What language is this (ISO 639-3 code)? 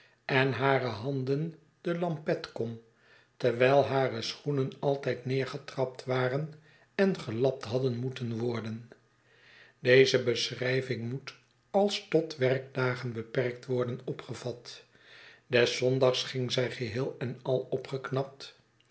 nld